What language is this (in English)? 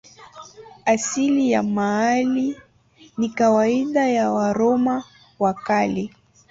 Swahili